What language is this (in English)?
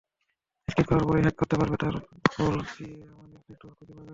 Bangla